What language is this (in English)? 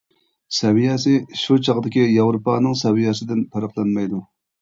Uyghur